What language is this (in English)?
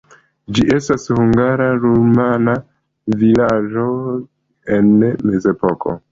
Esperanto